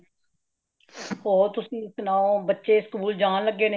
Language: Punjabi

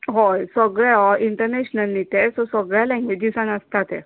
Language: Konkani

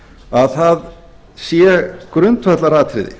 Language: Icelandic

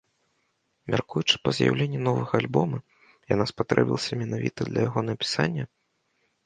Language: Belarusian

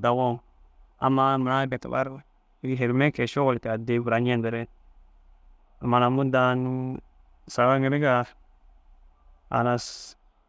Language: Dazaga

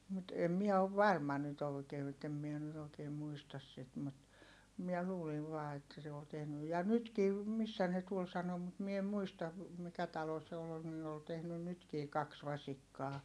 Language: Finnish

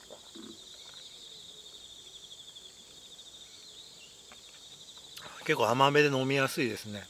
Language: Japanese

